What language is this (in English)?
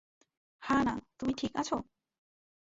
Bangla